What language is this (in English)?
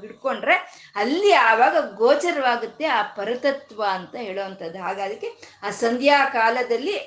Kannada